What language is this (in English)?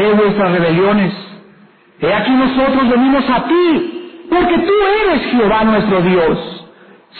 Spanish